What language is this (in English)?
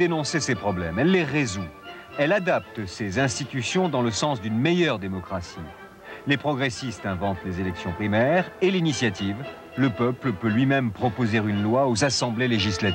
French